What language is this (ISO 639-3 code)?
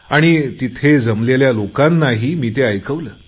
mar